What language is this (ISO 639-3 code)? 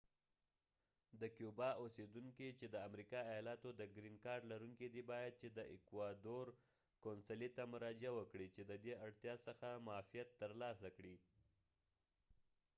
pus